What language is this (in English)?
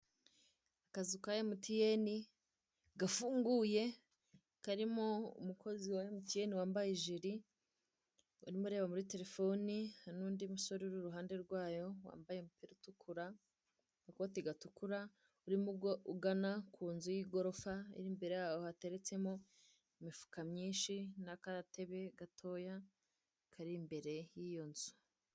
Kinyarwanda